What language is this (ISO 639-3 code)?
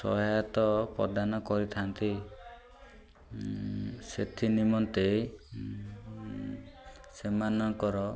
ori